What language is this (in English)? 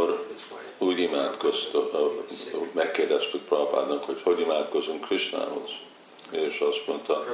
Hungarian